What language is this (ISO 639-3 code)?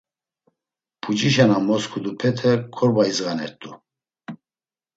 lzz